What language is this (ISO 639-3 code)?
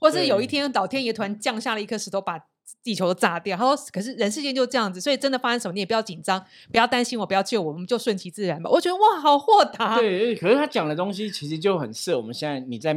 zho